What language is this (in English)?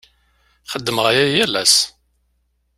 Kabyle